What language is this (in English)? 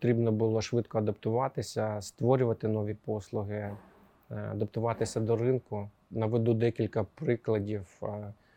Ukrainian